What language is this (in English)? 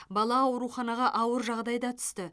Kazakh